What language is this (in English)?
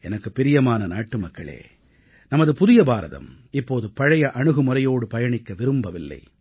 Tamil